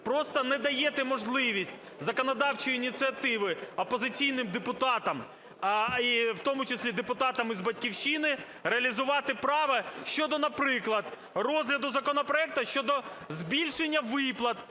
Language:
Ukrainian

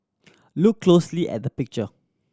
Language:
English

